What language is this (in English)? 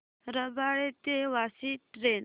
Marathi